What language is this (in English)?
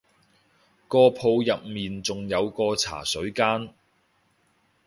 Cantonese